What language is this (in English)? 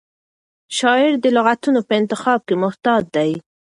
Pashto